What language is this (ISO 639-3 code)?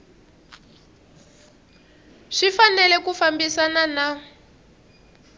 tso